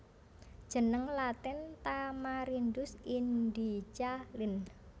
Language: Javanese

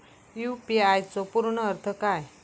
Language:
Marathi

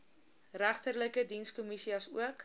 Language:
Afrikaans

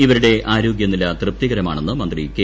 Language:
Malayalam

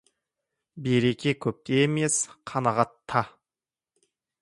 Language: Kazakh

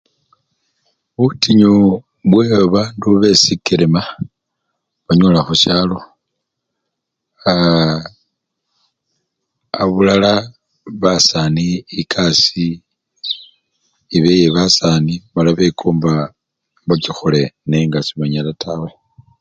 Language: Luyia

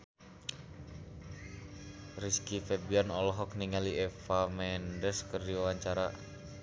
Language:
Sundanese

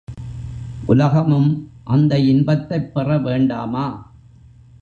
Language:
Tamil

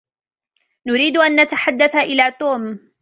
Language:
Arabic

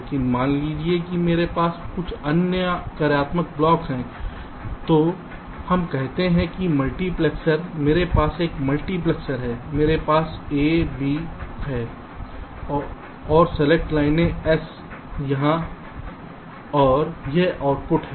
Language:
Hindi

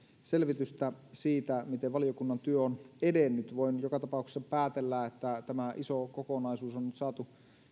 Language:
Finnish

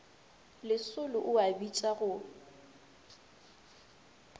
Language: Northern Sotho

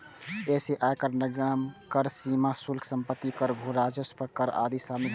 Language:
Maithili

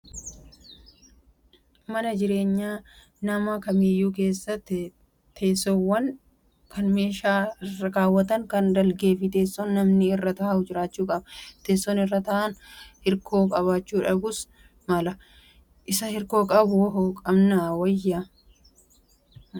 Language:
Oromo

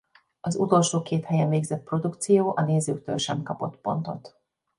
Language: Hungarian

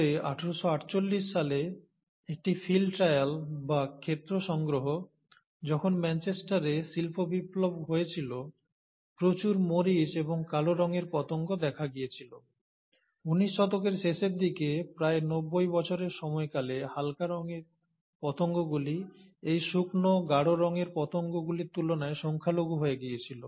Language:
Bangla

